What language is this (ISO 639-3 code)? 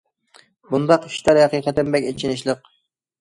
uig